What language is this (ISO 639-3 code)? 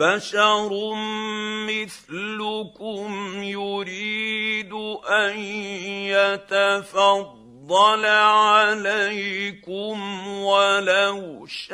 ara